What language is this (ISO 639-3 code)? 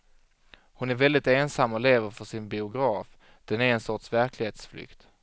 swe